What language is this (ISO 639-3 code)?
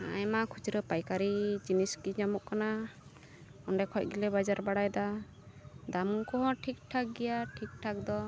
sat